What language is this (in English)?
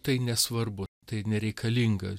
Lithuanian